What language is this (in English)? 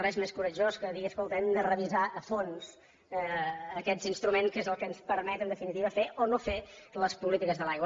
Catalan